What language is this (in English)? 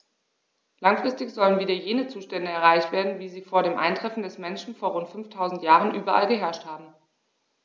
German